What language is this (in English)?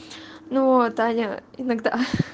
Russian